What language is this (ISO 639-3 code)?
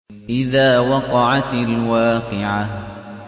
ara